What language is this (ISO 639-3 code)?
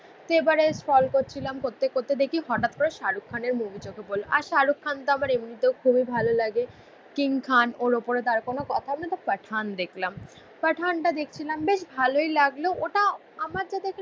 ben